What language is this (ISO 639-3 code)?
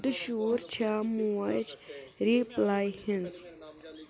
kas